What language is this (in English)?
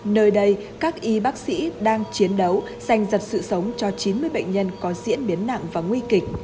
Vietnamese